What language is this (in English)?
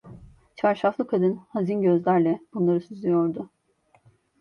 Turkish